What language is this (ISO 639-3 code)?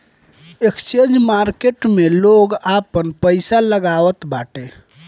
bho